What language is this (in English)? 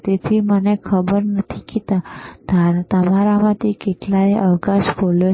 Gujarati